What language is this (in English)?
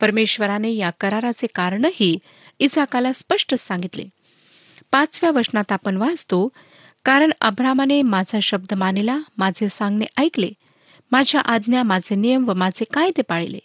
Marathi